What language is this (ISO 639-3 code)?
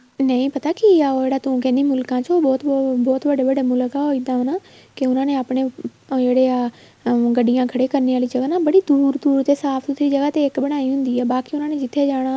pan